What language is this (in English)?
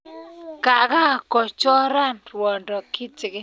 Kalenjin